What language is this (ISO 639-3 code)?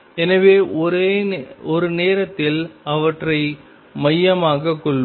tam